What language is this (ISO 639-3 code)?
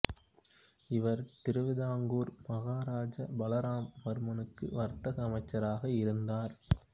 tam